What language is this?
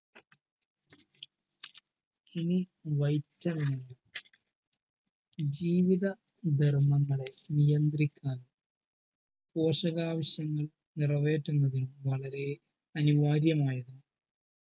Malayalam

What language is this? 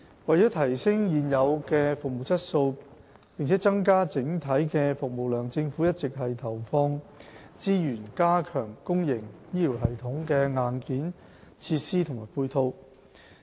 Cantonese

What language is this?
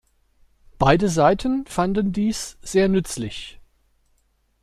German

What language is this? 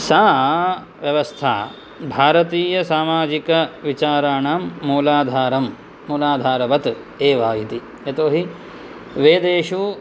Sanskrit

